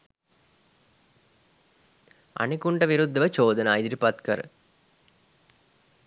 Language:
Sinhala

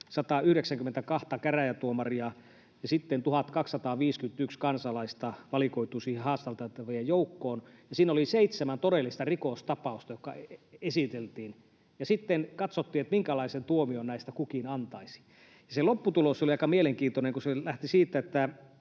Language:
Finnish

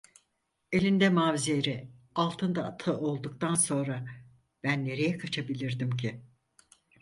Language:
Turkish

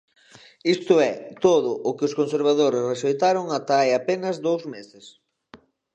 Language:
Galician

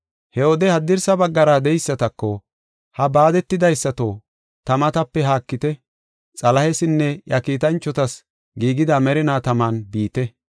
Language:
Gofa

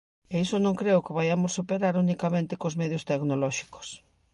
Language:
Galician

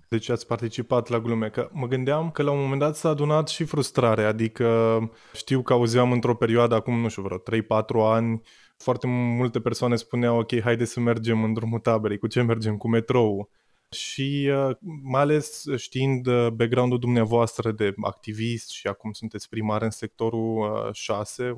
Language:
Romanian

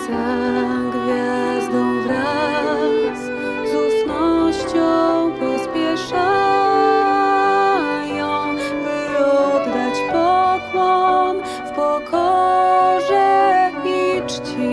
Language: Polish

